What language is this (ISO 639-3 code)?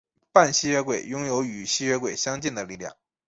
zho